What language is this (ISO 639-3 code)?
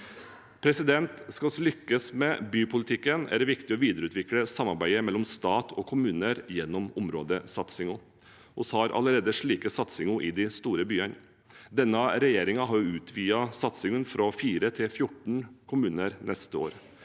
nor